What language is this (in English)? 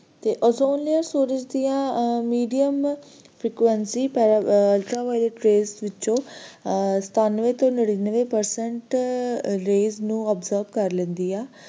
Punjabi